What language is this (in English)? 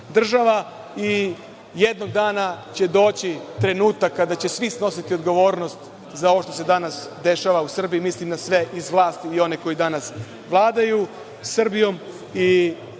Serbian